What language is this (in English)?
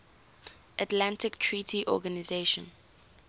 English